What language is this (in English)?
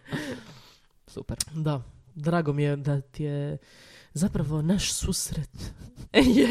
Croatian